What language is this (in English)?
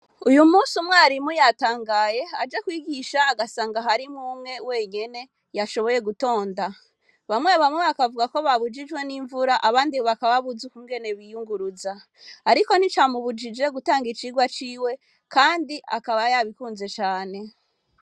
Rundi